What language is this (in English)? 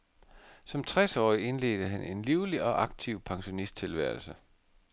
Danish